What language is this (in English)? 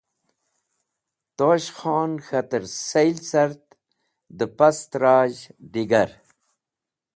Wakhi